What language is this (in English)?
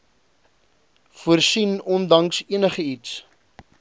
Afrikaans